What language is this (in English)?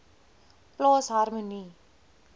Afrikaans